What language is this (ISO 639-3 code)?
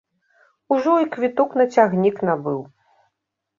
bel